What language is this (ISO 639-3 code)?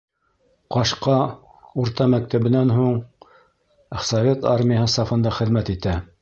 bak